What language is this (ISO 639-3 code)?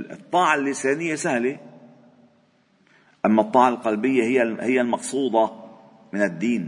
ara